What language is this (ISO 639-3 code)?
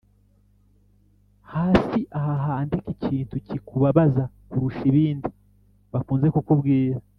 kin